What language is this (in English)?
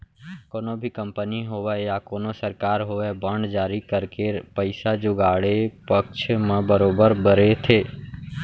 Chhattisgarhi